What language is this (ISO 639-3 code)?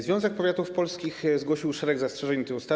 pol